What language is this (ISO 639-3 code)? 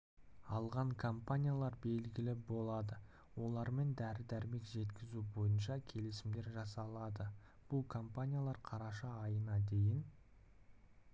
kaz